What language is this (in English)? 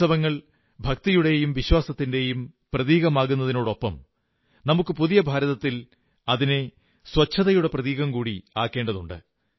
Malayalam